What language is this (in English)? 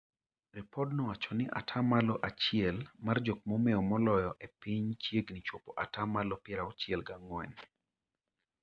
Luo (Kenya and Tanzania)